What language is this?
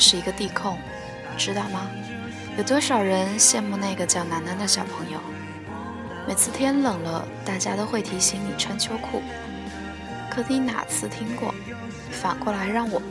Chinese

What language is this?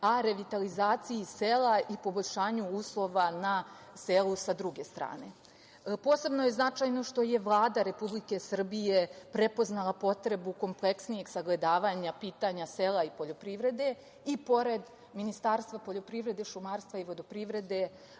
Serbian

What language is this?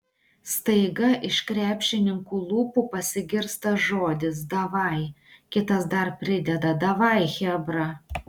Lithuanian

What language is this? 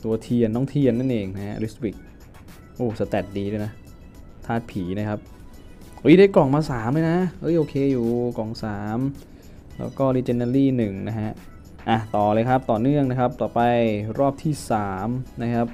Thai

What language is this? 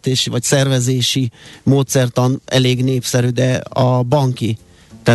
Hungarian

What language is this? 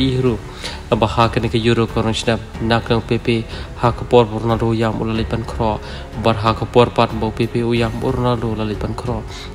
Indonesian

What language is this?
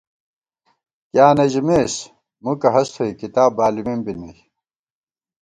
Gawar-Bati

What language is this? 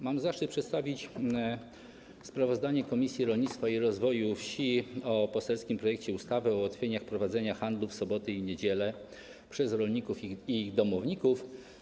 Polish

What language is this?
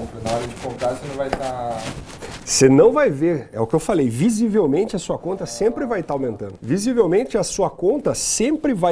Portuguese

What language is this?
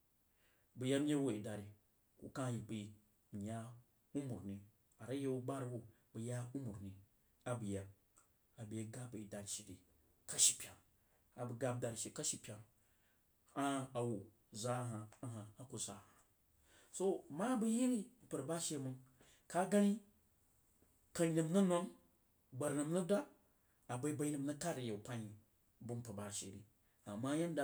Jiba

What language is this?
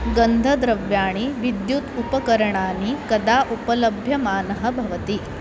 Sanskrit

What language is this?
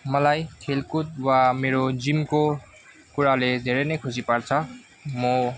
Nepali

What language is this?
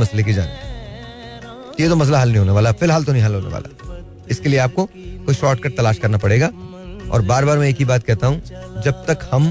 Hindi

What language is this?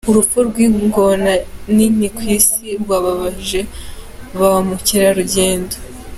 Kinyarwanda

